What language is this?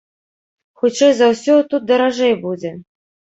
Belarusian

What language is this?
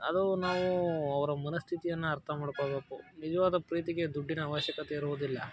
Kannada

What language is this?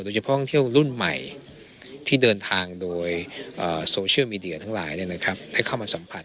Thai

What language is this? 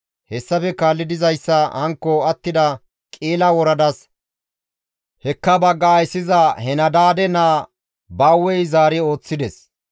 Gamo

